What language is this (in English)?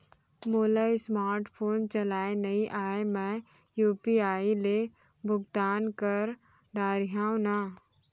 Chhattisgarhi